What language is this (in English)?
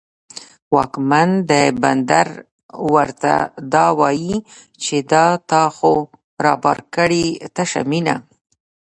Pashto